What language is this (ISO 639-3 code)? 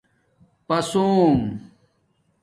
dmk